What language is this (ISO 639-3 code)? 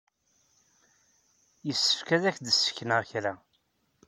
kab